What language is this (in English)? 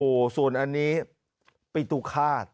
Thai